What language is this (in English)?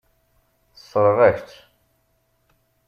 Kabyle